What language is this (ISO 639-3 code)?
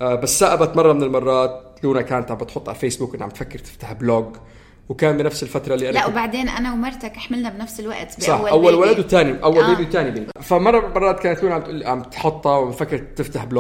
ara